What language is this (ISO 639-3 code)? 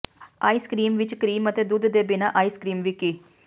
pan